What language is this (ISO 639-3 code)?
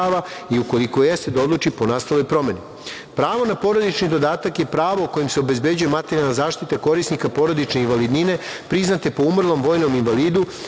srp